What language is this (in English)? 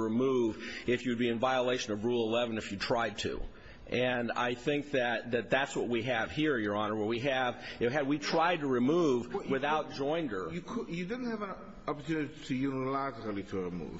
English